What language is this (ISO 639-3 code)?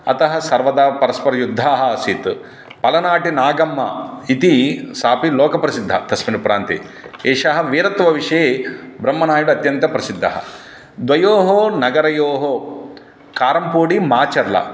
san